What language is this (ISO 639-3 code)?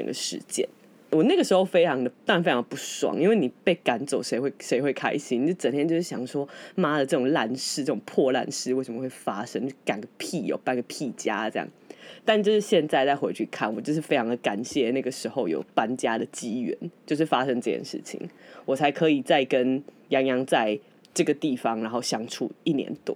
zho